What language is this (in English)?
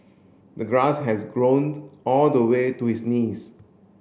English